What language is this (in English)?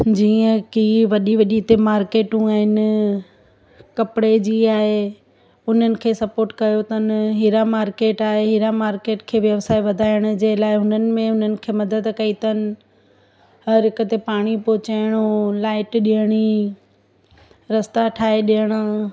Sindhi